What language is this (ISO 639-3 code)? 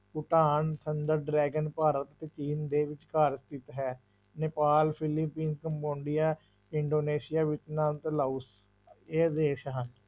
pan